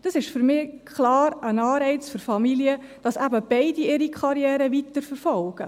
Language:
Swiss German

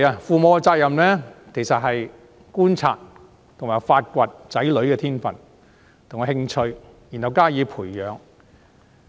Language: Cantonese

